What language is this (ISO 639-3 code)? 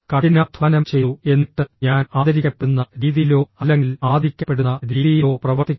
mal